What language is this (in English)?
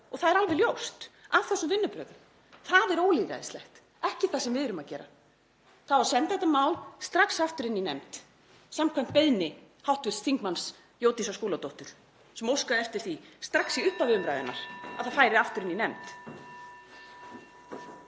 Icelandic